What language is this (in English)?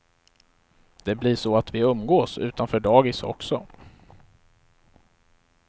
Swedish